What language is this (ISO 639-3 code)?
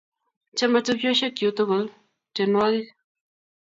kln